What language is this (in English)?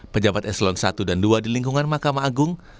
Indonesian